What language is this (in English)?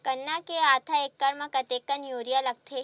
Chhattisgarhi